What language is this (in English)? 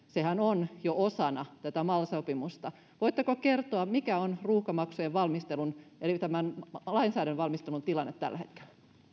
Finnish